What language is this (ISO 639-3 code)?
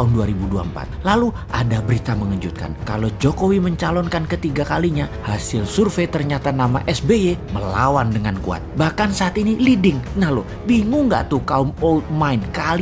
ind